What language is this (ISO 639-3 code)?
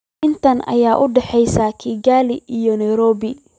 som